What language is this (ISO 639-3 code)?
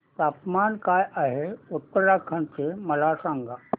mar